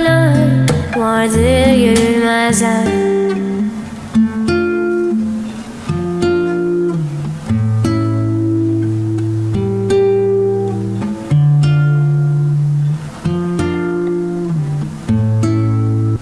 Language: Turkish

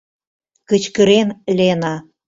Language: Mari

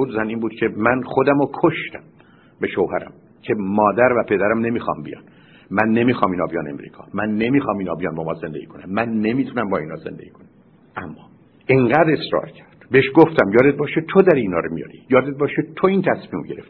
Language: Persian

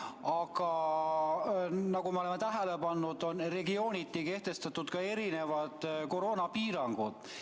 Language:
Estonian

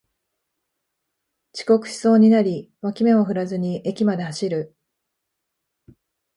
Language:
Japanese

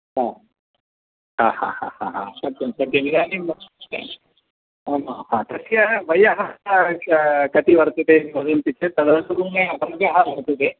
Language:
Sanskrit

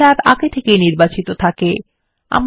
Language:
Bangla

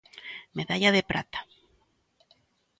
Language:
Galician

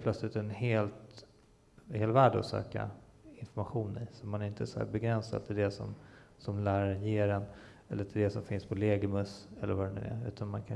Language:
Swedish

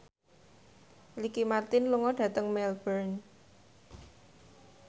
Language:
Javanese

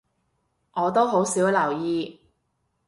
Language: Cantonese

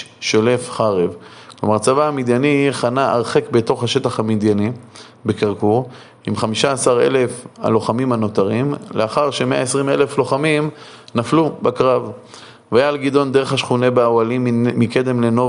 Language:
Hebrew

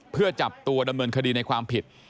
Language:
Thai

